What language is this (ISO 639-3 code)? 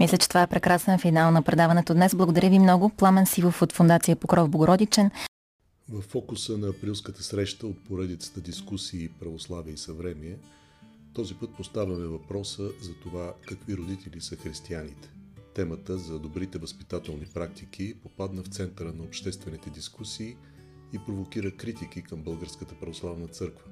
bul